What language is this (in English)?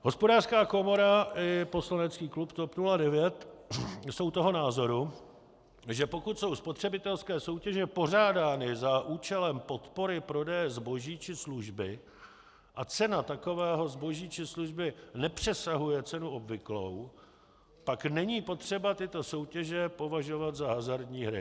Czech